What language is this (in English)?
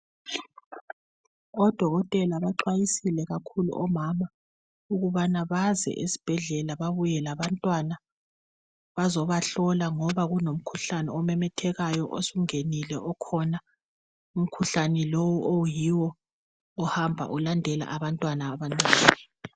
North Ndebele